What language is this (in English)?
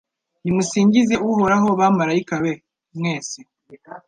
Kinyarwanda